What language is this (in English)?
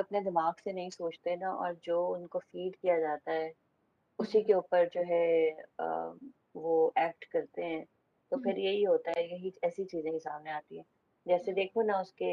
Urdu